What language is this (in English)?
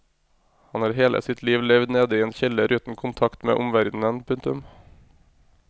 Norwegian